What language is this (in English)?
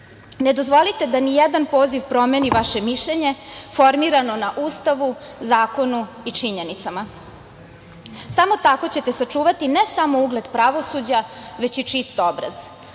Serbian